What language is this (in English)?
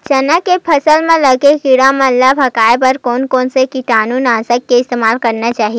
Chhattisgarhi